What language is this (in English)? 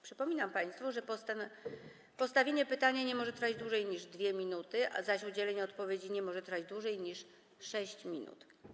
Polish